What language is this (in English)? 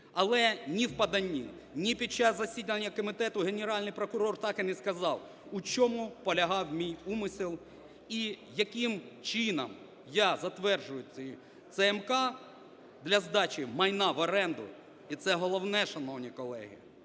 Ukrainian